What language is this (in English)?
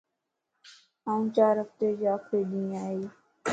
Lasi